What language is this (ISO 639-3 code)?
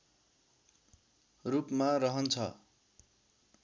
nep